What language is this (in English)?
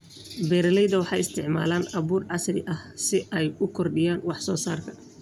Somali